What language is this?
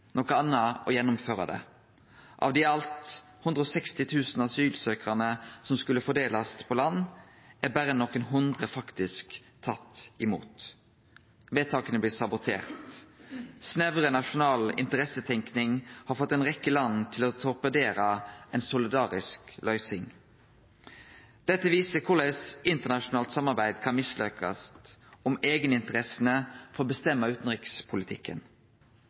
Norwegian Nynorsk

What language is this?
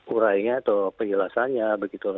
Indonesian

